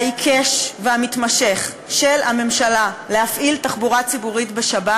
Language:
Hebrew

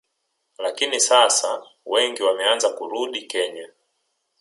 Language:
Swahili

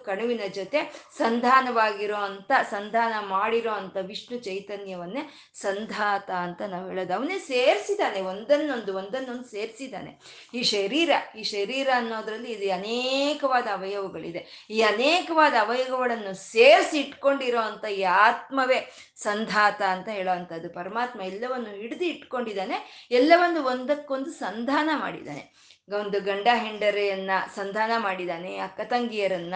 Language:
Kannada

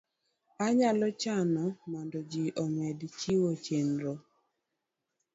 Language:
Luo (Kenya and Tanzania)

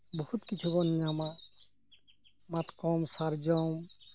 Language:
Santali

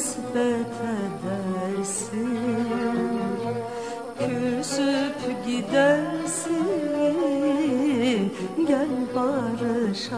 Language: Turkish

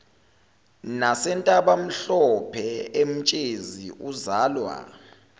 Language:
Zulu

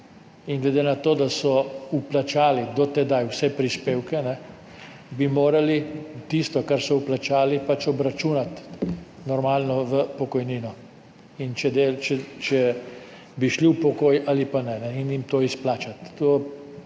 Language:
Slovenian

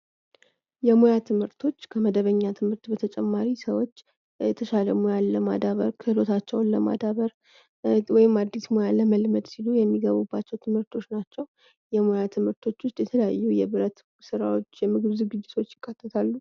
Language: Amharic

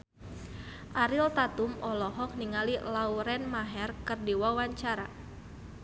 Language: Sundanese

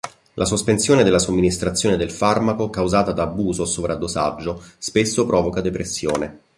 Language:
Italian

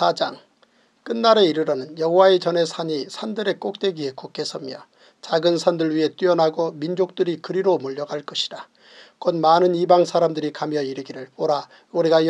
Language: Korean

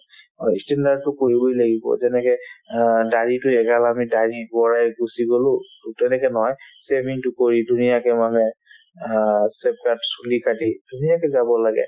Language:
Assamese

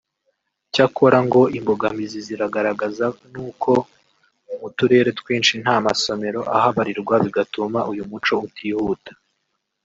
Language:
Kinyarwanda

